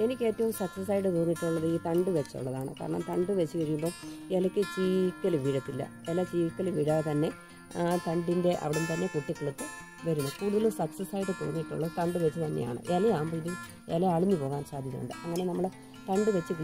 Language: Indonesian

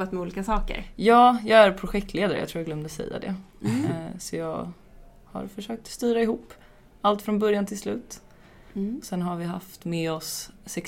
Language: Swedish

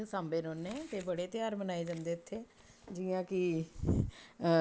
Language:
Dogri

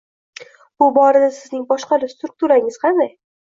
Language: Uzbek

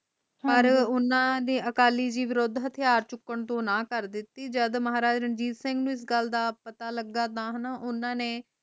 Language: Punjabi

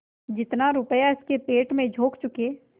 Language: Hindi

